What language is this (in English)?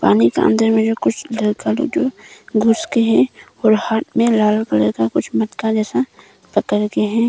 Hindi